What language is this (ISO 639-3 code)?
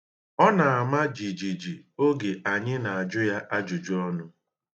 ibo